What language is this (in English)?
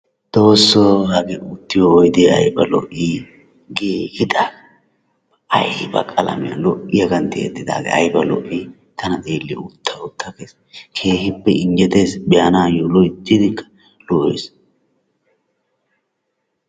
Wolaytta